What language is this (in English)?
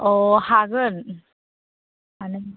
Bodo